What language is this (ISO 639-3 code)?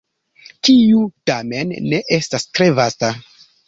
epo